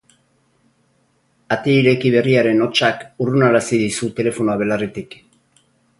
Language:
Basque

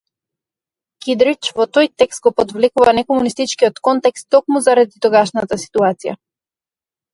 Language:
Macedonian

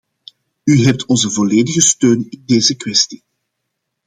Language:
Dutch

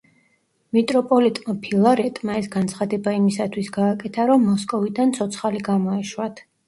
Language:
Georgian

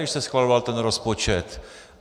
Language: Czech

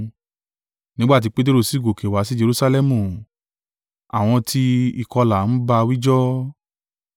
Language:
Yoruba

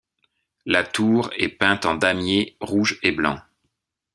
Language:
French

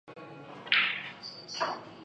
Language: Chinese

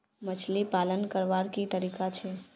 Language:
Magahi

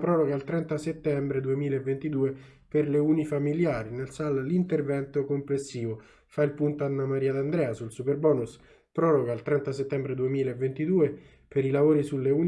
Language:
Italian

